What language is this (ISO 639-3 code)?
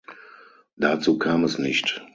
deu